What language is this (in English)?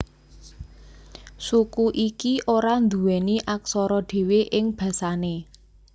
Javanese